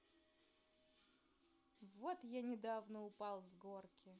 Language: Russian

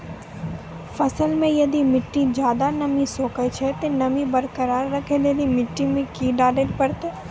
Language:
Maithili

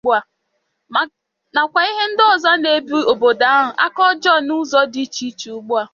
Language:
Igbo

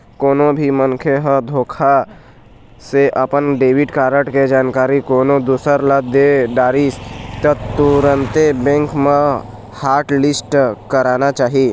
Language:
Chhattisgarhi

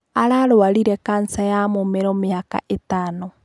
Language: Kikuyu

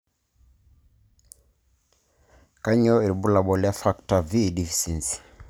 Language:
Masai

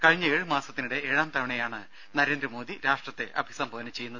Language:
Malayalam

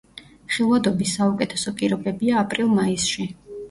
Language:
Georgian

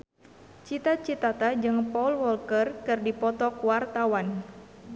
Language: Sundanese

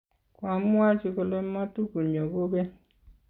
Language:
Kalenjin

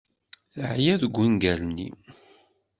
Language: Kabyle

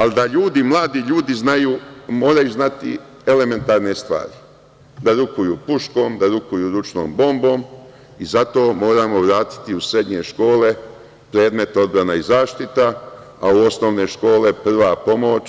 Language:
Serbian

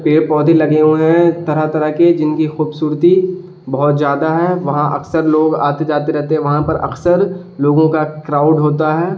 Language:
Urdu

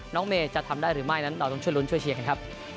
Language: Thai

